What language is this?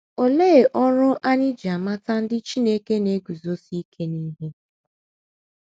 Igbo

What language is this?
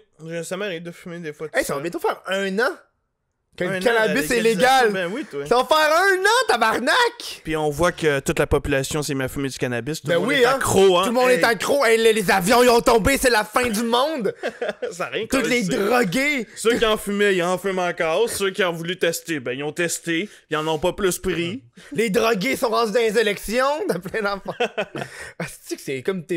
French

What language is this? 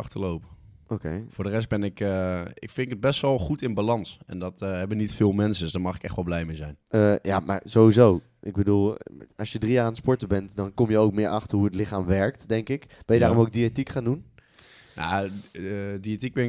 Dutch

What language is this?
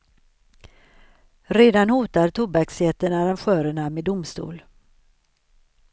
Swedish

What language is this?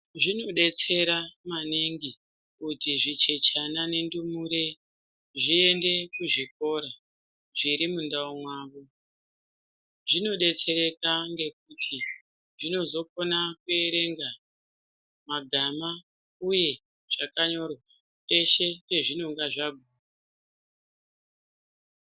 Ndau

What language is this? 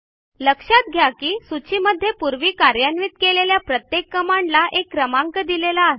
Marathi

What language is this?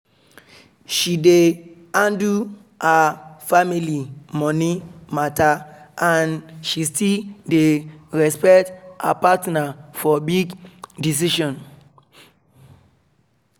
Nigerian Pidgin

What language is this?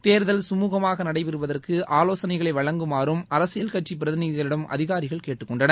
Tamil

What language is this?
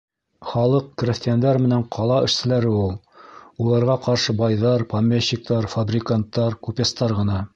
Bashkir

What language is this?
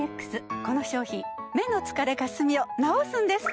Japanese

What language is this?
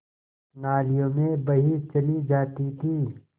Hindi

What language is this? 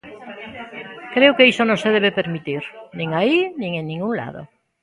Galician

